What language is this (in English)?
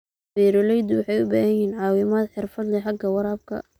Somali